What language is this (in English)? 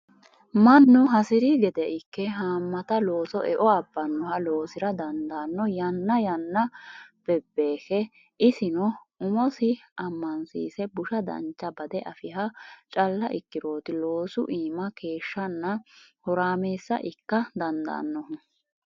Sidamo